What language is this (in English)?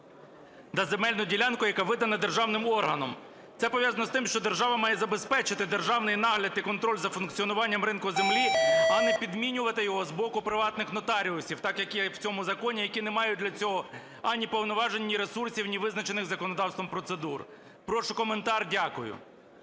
Ukrainian